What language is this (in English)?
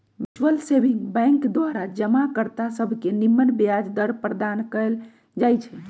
Magahi